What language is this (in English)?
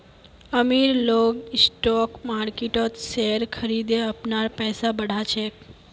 Magahi